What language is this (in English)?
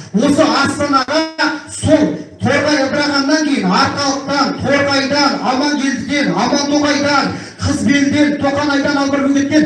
Turkish